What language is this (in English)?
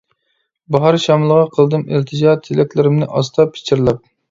Uyghur